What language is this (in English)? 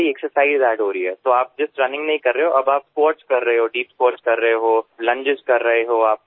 Gujarati